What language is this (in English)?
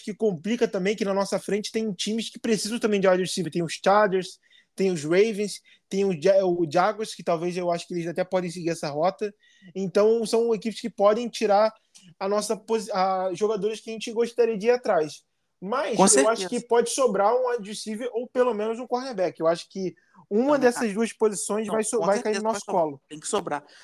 Portuguese